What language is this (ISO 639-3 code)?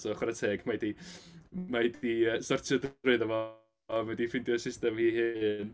cym